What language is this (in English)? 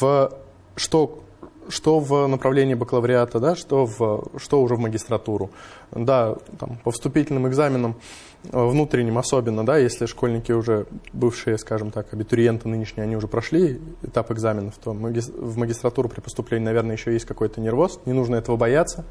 Russian